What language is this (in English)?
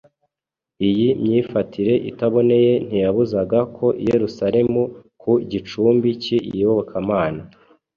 Kinyarwanda